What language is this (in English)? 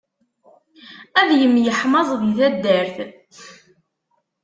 Kabyle